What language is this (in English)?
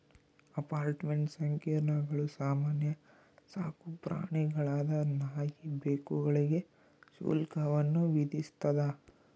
Kannada